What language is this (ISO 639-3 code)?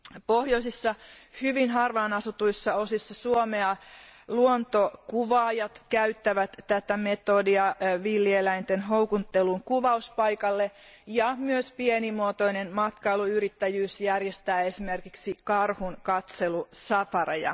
fin